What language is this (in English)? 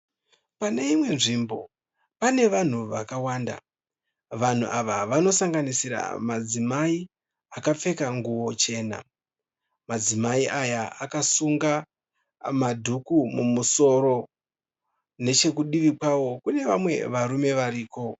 Shona